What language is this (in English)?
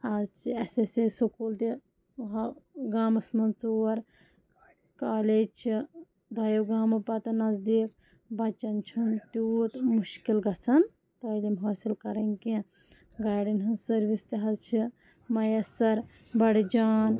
Kashmiri